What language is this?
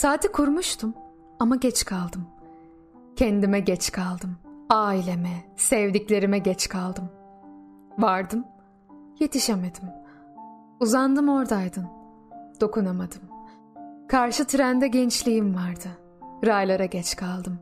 Turkish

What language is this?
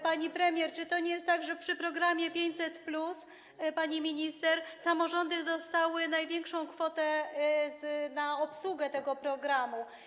Polish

